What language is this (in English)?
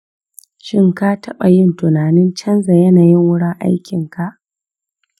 Hausa